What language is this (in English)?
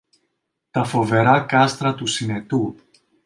Greek